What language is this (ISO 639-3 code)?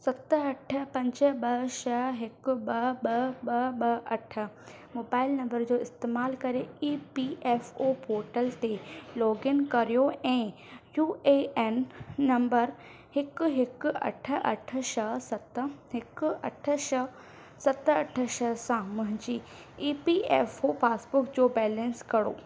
snd